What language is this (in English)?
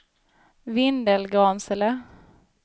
Swedish